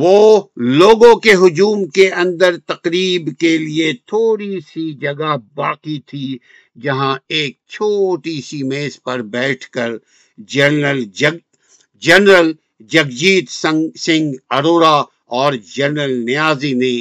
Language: Urdu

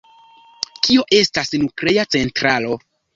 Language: Esperanto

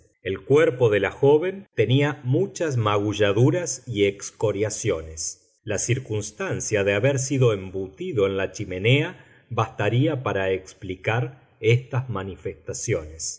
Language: Spanish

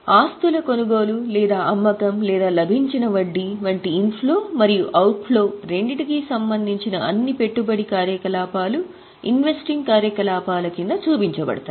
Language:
Telugu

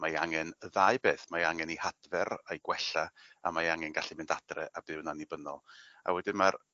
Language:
Welsh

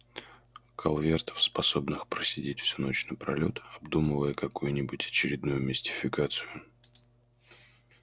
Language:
Russian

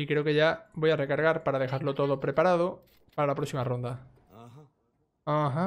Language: Spanish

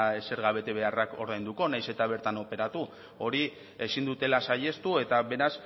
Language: Basque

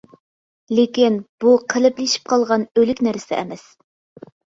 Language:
Uyghur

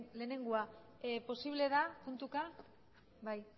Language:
Basque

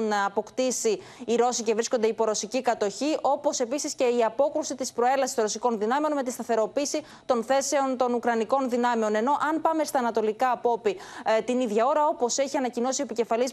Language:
Greek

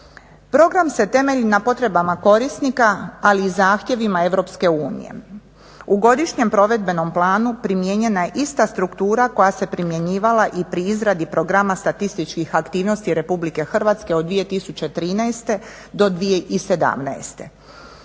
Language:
Croatian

